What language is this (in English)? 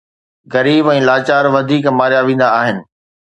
Sindhi